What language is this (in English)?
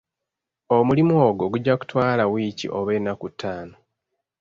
Ganda